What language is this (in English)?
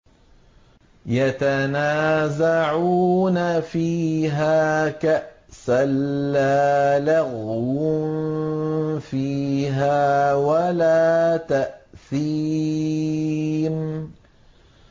Arabic